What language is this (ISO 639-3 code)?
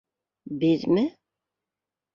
bak